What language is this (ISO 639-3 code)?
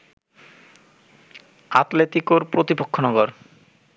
ben